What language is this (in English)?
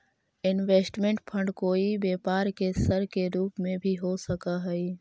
Magahi